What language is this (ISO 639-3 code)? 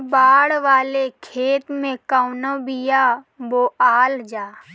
bho